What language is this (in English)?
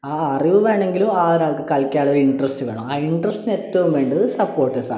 Malayalam